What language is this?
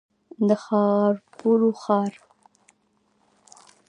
Pashto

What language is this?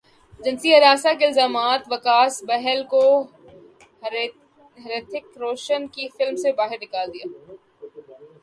Urdu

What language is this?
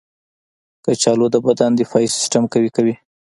Pashto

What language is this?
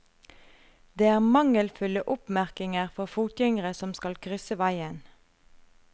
Norwegian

